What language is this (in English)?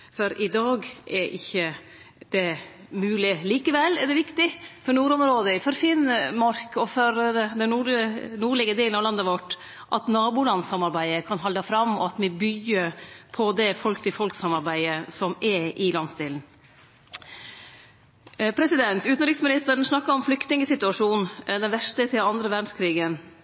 Norwegian Nynorsk